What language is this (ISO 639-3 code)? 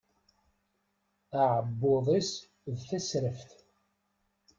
kab